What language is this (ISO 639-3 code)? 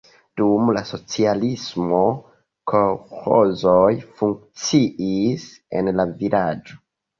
epo